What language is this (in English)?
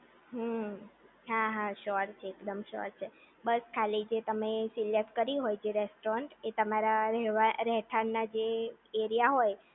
Gujarati